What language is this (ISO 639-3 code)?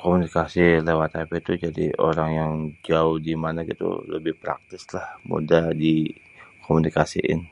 bew